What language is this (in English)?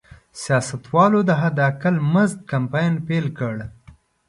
Pashto